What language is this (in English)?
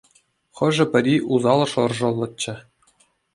Chuvash